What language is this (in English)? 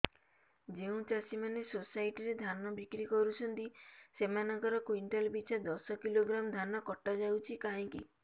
Odia